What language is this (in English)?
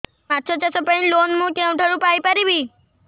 Odia